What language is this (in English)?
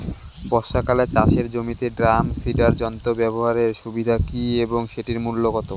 Bangla